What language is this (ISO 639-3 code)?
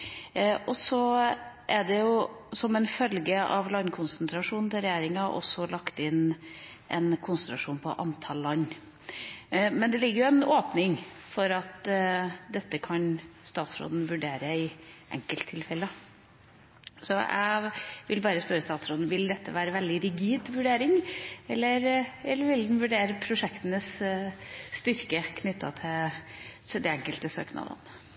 nob